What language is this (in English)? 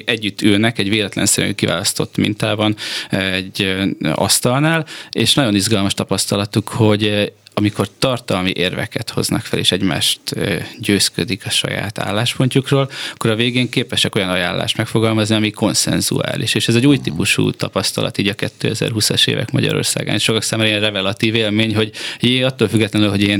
Hungarian